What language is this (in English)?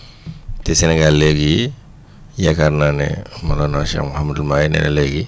Wolof